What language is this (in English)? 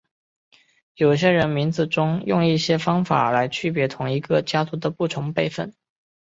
Chinese